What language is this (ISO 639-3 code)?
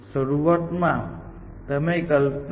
guj